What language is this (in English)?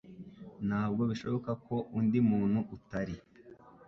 Kinyarwanda